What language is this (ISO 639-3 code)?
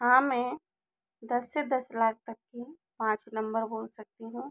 hin